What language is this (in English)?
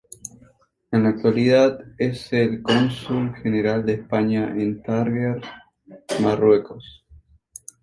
Spanish